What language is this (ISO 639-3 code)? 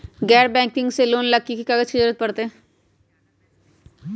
mag